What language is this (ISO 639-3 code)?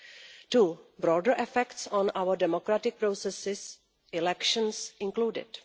eng